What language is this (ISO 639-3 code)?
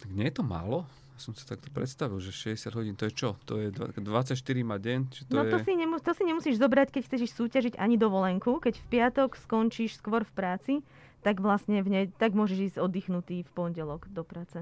slk